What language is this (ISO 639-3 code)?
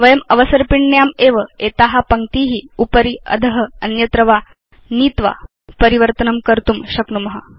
san